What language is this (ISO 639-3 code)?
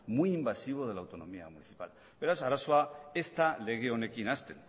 eus